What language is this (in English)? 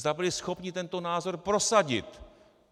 Czech